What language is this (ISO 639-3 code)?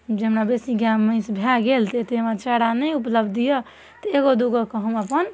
mai